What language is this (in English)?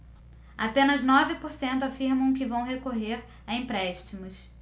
Portuguese